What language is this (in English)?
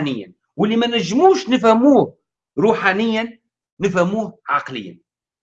Arabic